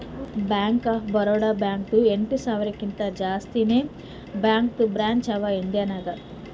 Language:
Kannada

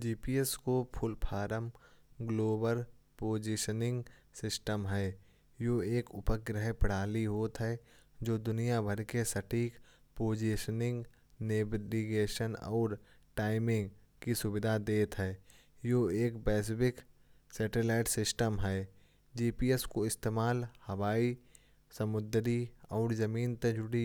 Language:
Kanauji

